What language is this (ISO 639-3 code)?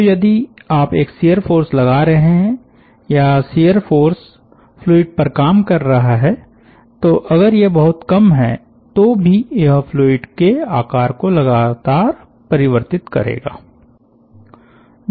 hin